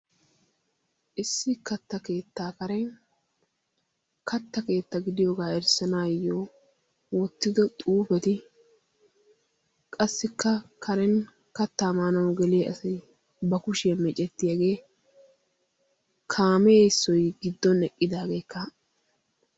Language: Wolaytta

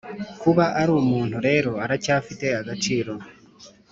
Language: Kinyarwanda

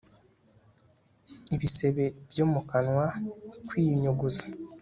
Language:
Kinyarwanda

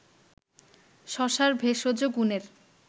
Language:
Bangla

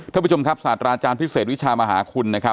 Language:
Thai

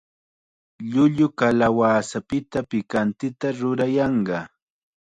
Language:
Chiquián Ancash Quechua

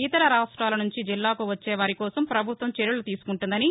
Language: Telugu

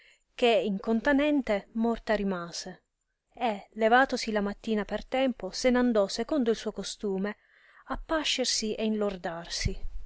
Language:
Italian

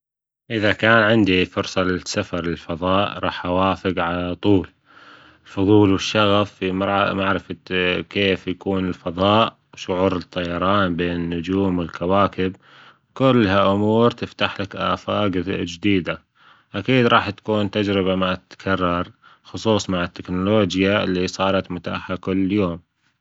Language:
Gulf Arabic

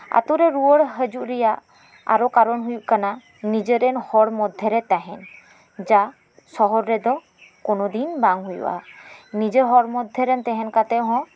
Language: Santali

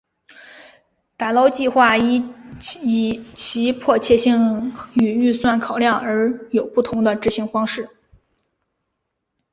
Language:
Chinese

